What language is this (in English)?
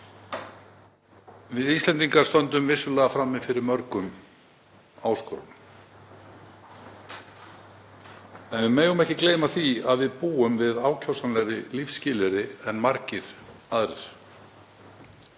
Icelandic